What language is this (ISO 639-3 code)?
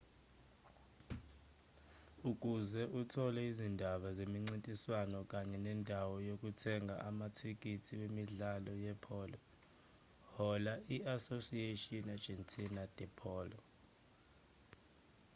zul